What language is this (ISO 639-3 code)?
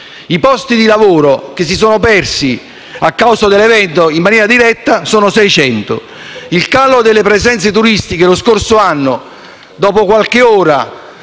ita